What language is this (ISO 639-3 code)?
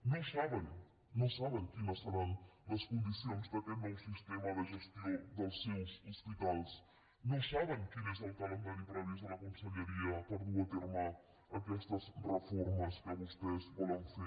cat